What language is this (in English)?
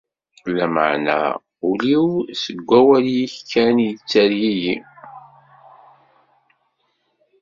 Kabyle